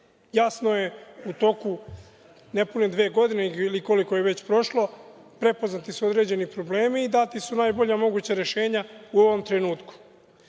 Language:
Serbian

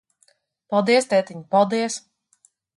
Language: Latvian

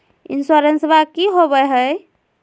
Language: Magahi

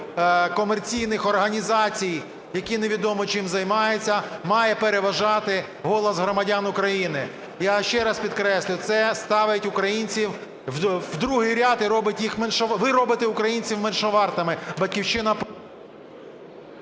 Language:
Ukrainian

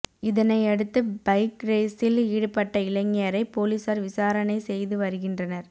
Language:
Tamil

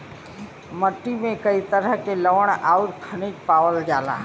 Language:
Bhojpuri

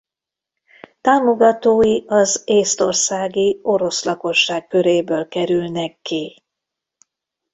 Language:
Hungarian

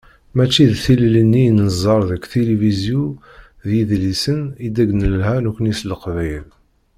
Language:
Kabyle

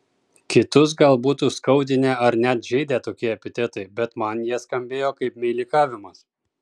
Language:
Lithuanian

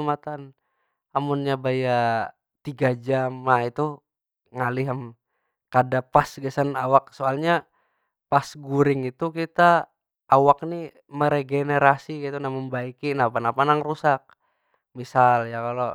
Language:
Banjar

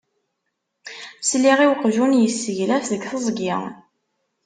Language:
Kabyle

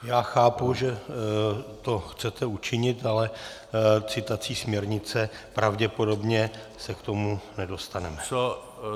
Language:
Czech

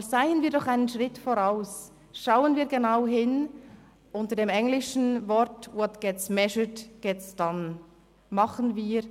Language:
Swiss German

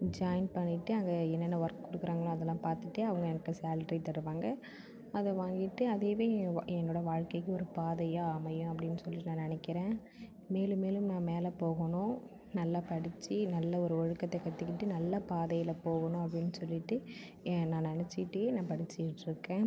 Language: Tamil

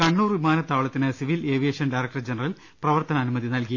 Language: Malayalam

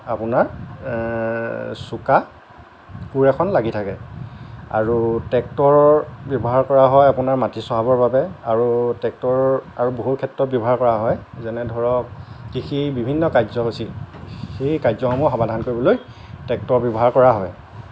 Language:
Assamese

